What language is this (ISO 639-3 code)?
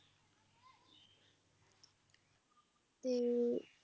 pan